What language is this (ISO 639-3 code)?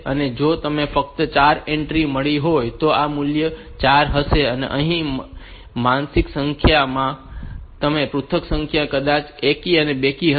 guj